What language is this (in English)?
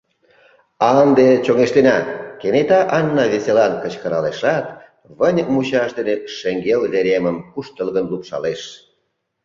Mari